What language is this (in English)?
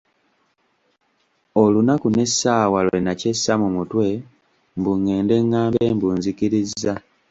Ganda